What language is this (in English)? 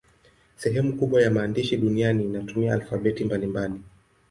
Swahili